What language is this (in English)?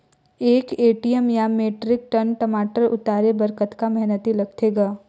Chhattisgarhi